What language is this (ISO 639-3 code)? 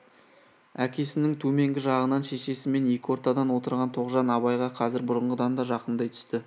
kaz